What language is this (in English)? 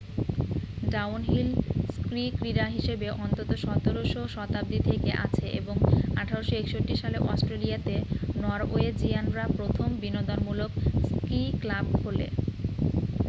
Bangla